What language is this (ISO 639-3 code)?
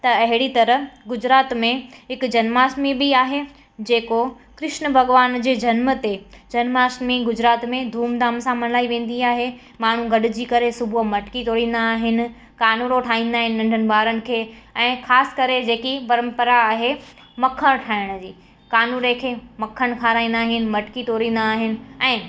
snd